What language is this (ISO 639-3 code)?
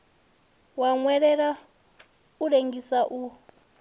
ven